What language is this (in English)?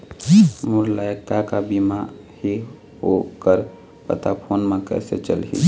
Chhattisgarhi